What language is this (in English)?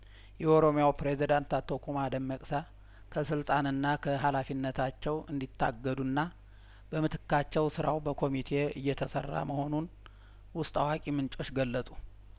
Amharic